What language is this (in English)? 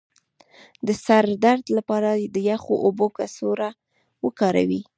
Pashto